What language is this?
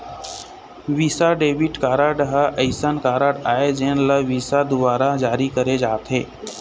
Chhattisgarhi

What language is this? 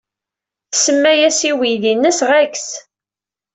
Kabyle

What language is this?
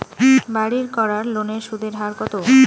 Bangla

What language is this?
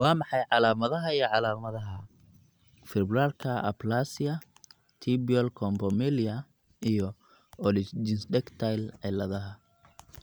Somali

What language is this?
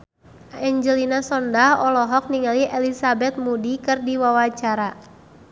Sundanese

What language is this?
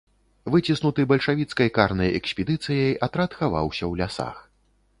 Belarusian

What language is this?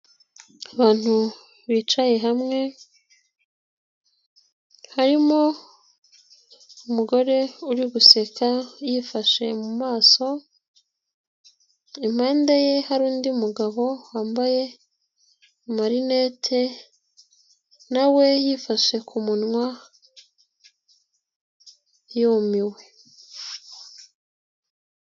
Kinyarwanda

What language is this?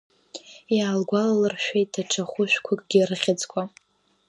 Abkhazian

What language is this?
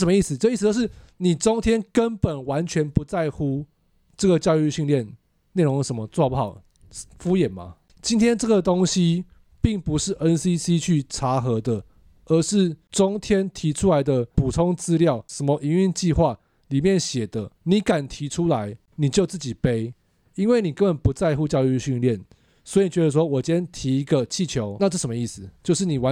Chinese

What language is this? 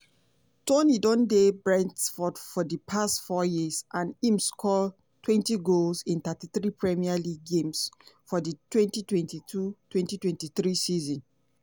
Nigerian Pidgin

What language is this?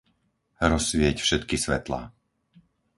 Slovak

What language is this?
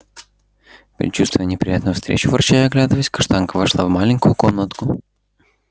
Russian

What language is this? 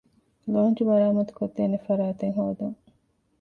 Divehi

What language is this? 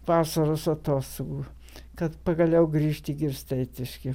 Lithuanian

